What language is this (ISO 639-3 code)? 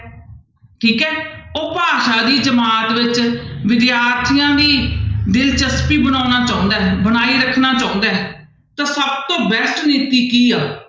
pan